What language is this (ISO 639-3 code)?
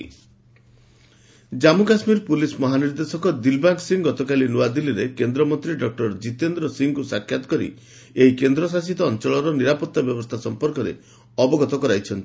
ori